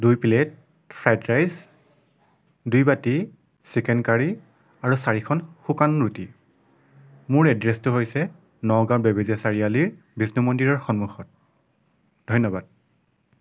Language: Assamese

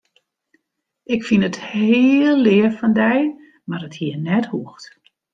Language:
Western Frisian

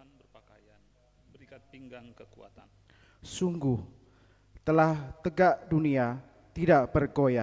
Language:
Indonesian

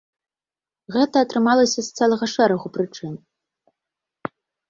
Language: Belarusian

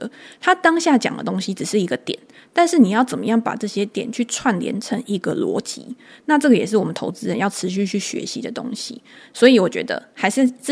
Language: Chinese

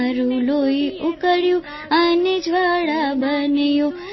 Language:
Gujarati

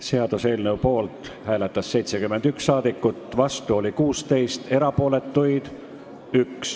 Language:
Estonian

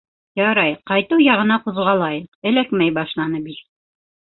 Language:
Bashkir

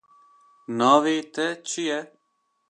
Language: Kurdish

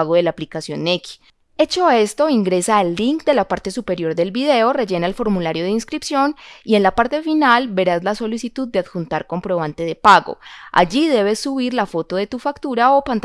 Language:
Spanish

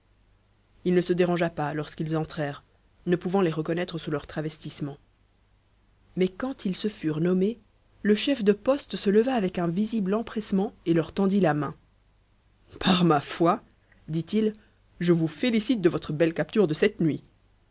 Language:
French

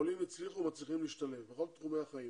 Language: Hebrew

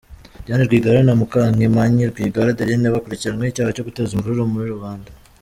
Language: Kinyarwanda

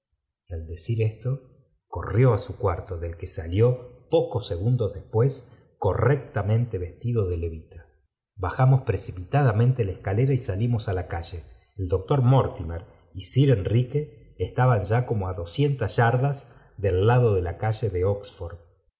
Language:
Spanish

